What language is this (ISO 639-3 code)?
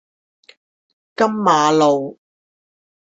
zho